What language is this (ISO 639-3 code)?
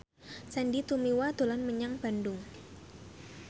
jav